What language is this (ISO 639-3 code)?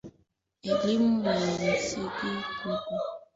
swa